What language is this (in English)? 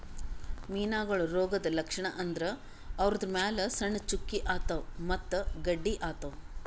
Kannada